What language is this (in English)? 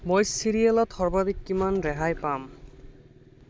Assamese